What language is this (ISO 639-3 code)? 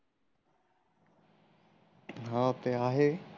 mar